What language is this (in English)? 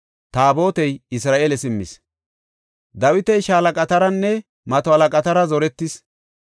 Gofa